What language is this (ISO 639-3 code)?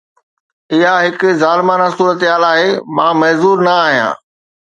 snd